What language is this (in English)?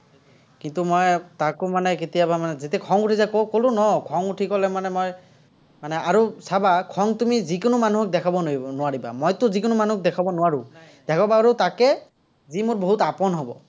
Assamese